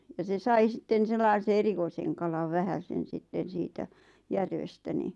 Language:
Finnish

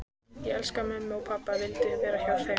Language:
Icelandic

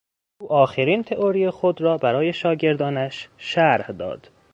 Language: Persian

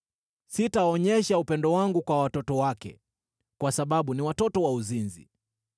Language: Swahili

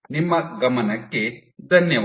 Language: Kannada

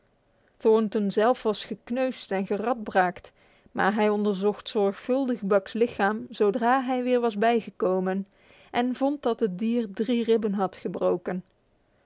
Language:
Dutch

